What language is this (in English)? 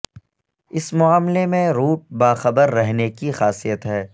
Urdu